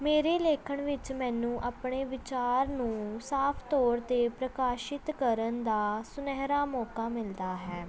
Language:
Punjabi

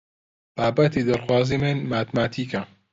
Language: Central Kurdish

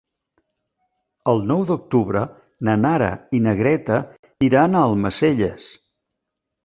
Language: Catalan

